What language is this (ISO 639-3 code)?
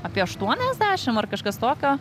lit